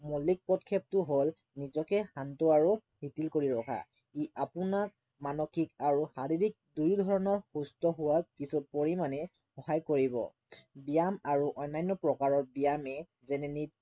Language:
Assamese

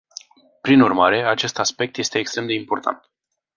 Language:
Romanian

